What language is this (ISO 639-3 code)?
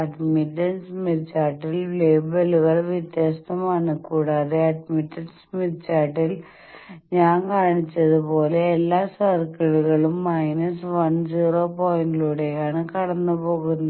mal